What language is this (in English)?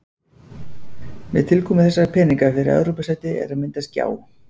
Icelandic